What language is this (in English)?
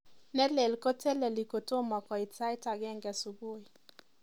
Kalenjin